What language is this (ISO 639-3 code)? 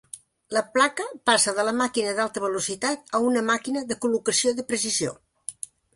cat